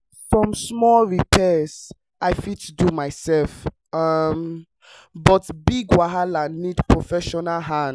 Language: Nigerian Pidgin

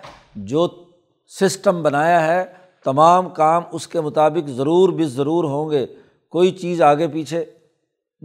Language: Urdu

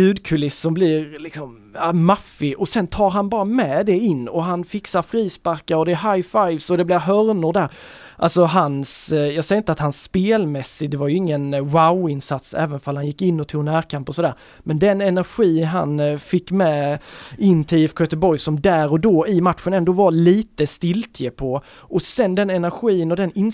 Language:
Swedish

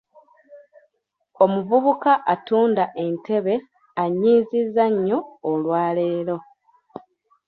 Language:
Ganda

